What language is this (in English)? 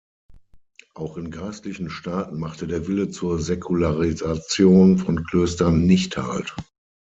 German